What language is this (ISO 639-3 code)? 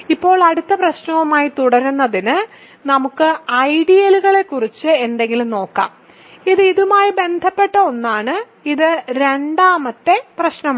mal